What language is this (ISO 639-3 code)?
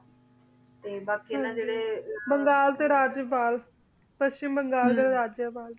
pan